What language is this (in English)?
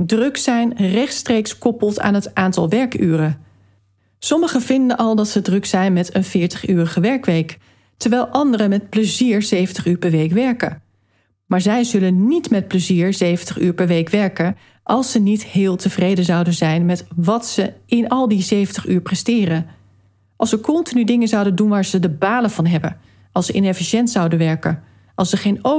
Dutch